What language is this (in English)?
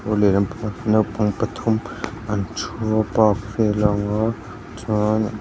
Mizo